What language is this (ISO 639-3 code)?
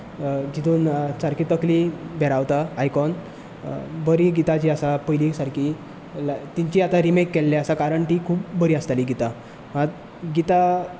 kok